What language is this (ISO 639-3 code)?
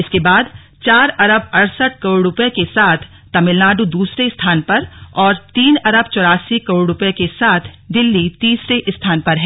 hin